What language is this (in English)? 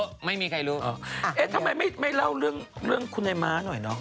Thai